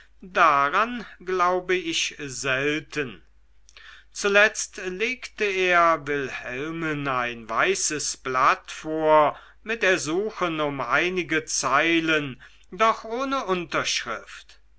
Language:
German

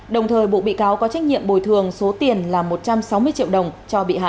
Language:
Vietnamese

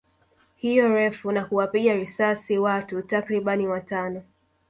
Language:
Swahili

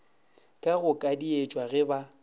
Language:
Northern Sotho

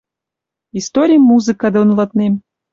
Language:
Western Mari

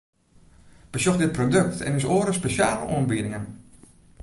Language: Western Frisian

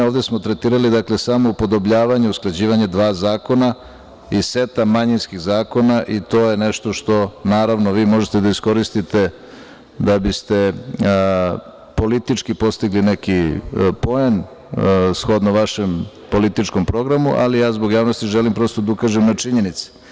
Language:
Serbian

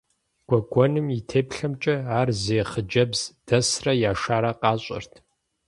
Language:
Kabardian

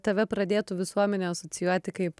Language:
Lithuanian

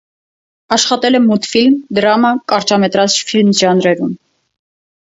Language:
Armenian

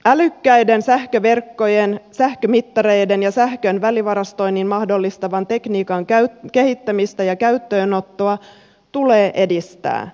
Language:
Finnish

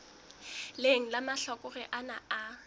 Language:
Southern Sotho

